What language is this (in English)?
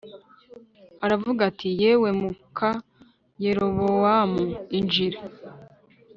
Kinyarwanda